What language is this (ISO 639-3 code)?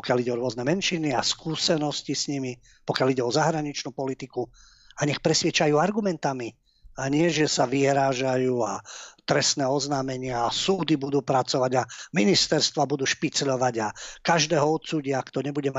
slk